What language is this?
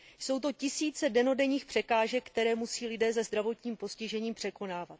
Czech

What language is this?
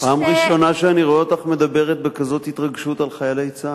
Hebrew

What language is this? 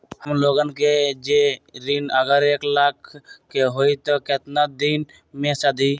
Magahi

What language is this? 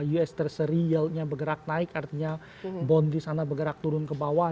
Indonesian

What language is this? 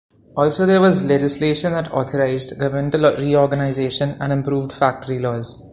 English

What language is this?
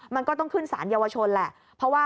Thai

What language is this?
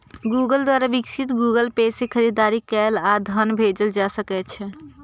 Maithili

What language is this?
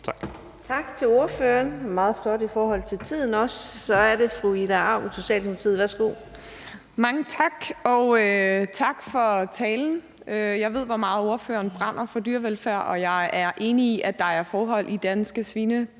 Danish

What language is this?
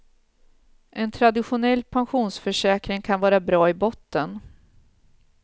Swedish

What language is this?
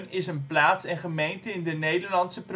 Dutch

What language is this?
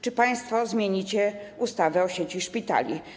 Polish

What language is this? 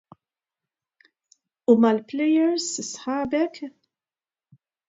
Maltese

